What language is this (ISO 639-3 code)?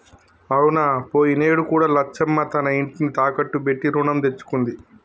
tel